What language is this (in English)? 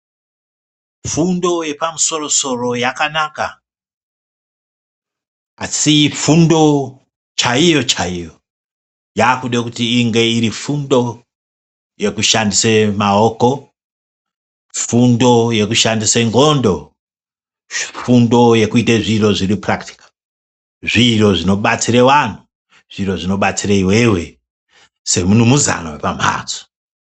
Ndau